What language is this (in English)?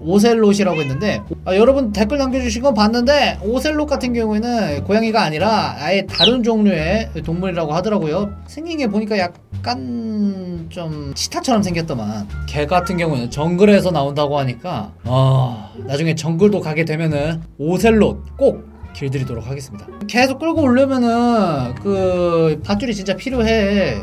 Korean